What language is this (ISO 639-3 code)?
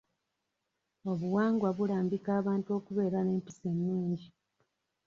lug